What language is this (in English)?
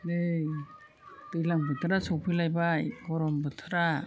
Bodo